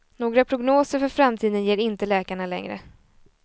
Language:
Swedish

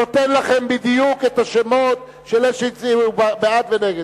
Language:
Hebrew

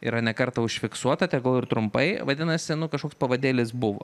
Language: Lithuanian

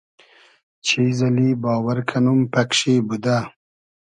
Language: Hazaragi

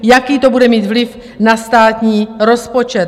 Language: Czech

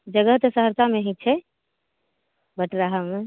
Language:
Maithili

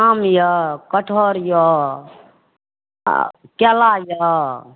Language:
Maithili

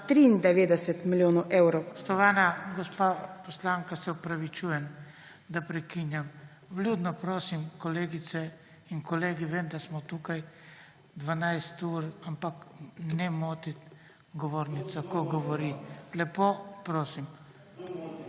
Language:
Slovenian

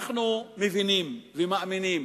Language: Hebrew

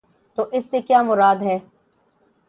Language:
Urdu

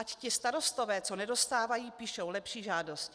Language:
Czech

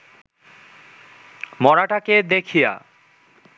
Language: Bangla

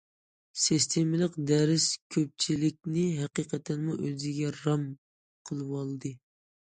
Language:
Uyghur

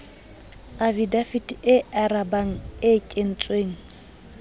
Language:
Southern Sotho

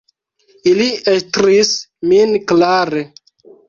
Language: Esperanto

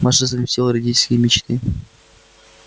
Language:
Russian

